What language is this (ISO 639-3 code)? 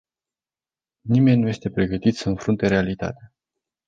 ron